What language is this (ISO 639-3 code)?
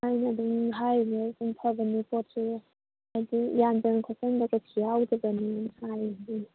mni